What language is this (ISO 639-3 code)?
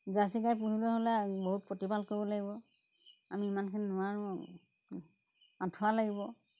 asm